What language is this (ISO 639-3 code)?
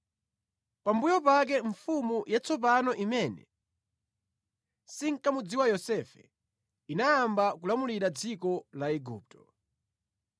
nya